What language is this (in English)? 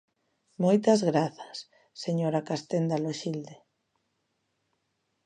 Galician